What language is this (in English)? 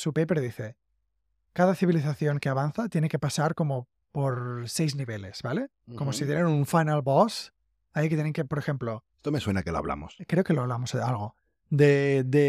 Spanish